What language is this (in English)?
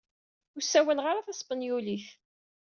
Kabyle